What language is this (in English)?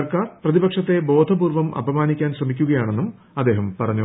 Malayalam